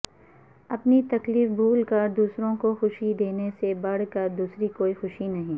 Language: Urdu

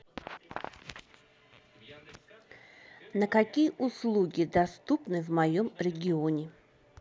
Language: Russian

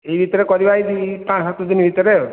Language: Odia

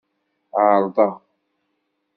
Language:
Kabyle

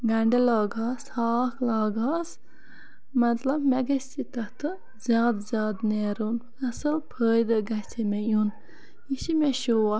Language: Kashmiri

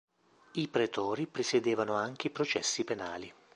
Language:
Italian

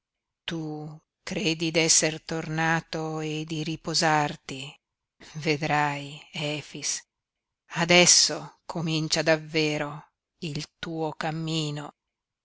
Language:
Italian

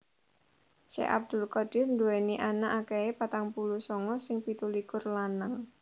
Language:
Javanese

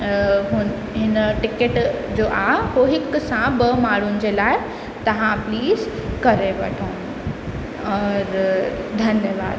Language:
Sindhi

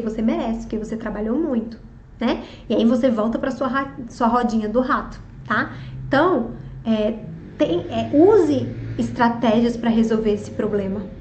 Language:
Portuguese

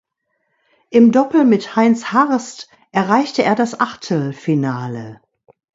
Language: German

